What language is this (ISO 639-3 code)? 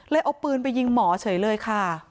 tha